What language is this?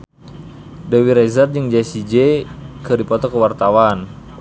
Sundanese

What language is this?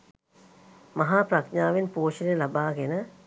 Sinhala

